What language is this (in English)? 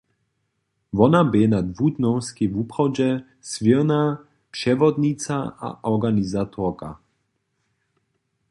Upper Sorbian